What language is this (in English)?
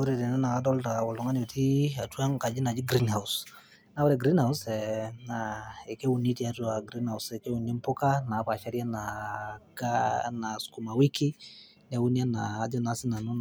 Masai